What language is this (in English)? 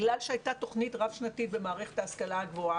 Hebrew